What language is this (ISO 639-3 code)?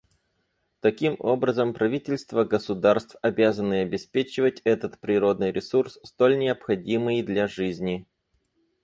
rus